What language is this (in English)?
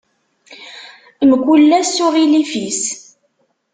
Kabyle